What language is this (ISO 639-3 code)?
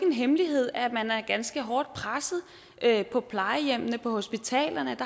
dan